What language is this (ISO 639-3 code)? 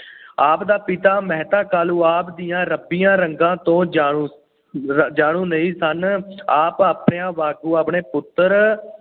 pan